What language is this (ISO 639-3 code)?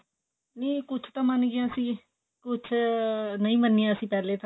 pan